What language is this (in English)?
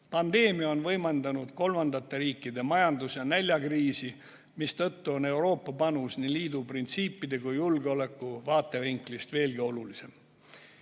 Estonian